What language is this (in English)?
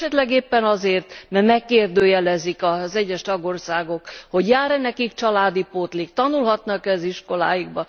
Hungarian